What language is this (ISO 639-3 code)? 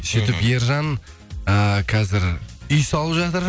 kaz